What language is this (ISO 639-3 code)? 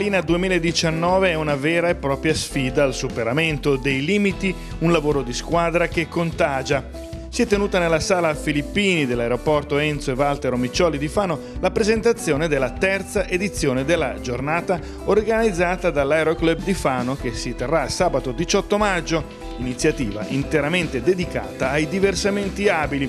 ita